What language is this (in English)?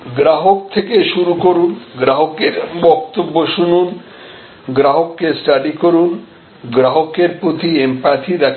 Bangla